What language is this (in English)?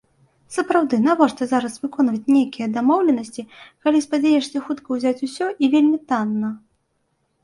Belarusian